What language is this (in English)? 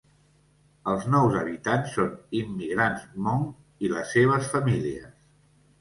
Catalan